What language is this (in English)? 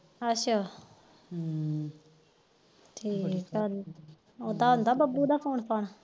Punjabi